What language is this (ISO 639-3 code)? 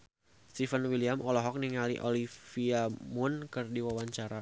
sun